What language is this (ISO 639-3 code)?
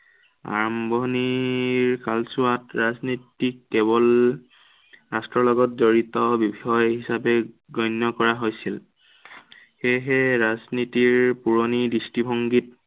asm